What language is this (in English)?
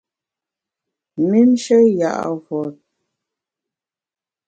Bamun